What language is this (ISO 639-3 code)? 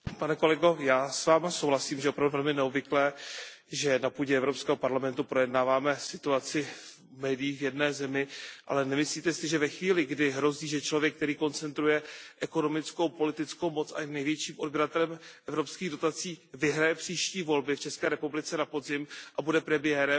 ces